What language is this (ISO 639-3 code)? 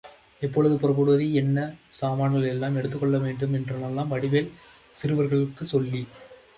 tam